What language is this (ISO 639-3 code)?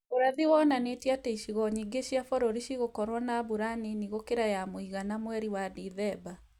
kik